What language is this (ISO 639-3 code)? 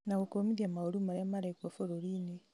kik